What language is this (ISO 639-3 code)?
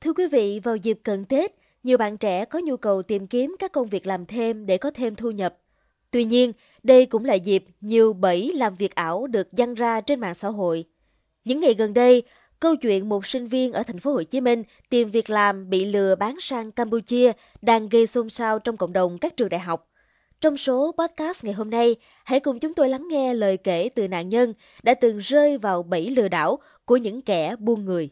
vie